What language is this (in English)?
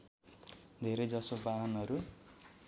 Nepali